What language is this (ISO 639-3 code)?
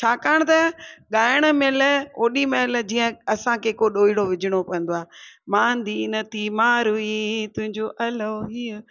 snd